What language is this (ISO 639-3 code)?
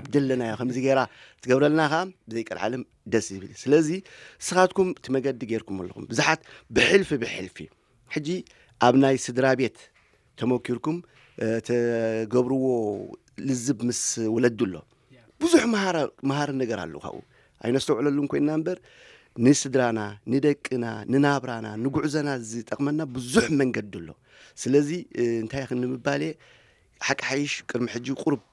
ara